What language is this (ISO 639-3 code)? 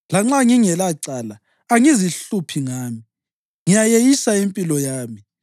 nde